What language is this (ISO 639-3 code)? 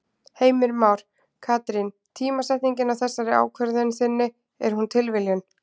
isl